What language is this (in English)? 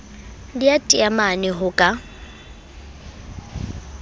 Southern Sotho